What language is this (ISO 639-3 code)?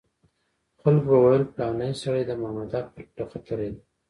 pus